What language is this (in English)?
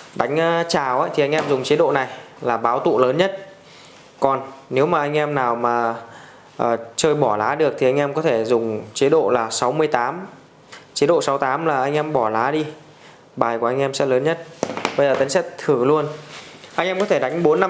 Vietnamese